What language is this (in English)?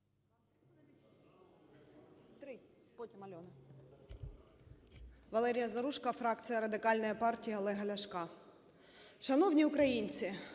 Ukrainian